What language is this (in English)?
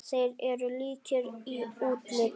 Icelandic